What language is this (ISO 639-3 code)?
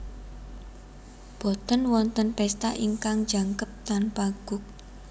jav